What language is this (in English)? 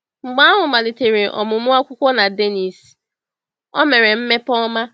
Igbo